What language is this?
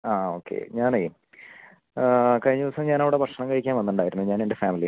Malayalam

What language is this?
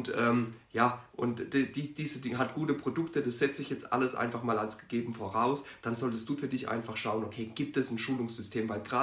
German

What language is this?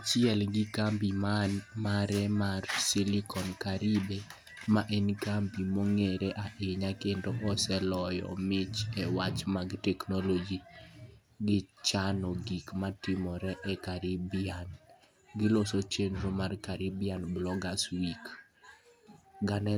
Luo (Kenya and Tanzania)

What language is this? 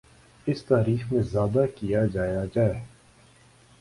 Urdu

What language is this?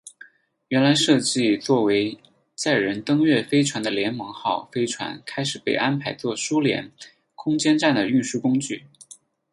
Chinese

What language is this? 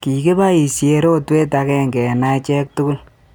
Kalenjin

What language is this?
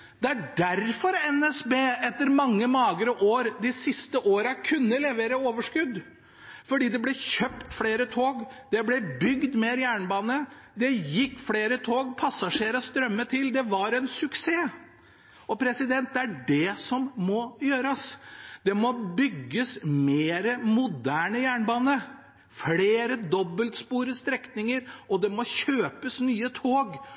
Norwegian Bokmål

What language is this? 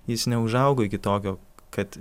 Lithuanian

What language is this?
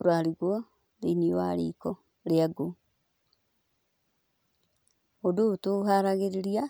Kikuyu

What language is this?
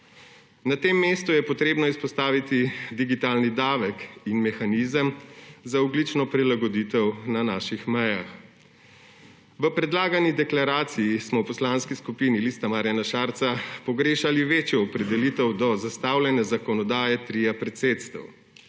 Slovenian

